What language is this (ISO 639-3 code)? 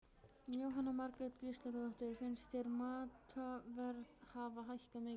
isl